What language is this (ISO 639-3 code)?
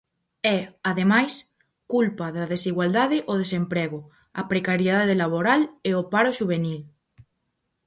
glg